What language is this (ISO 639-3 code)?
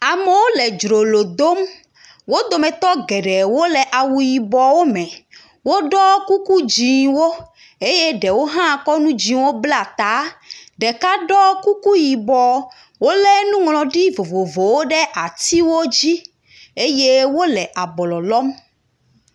ewe